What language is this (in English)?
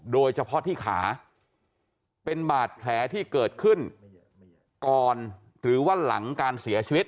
Thai